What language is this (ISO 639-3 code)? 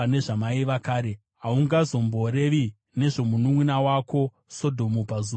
sna